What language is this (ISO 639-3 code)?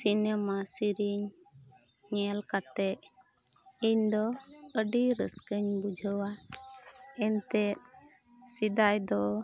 sat